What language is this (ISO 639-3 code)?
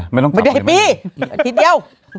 tha